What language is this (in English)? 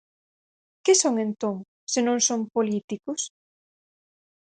Galician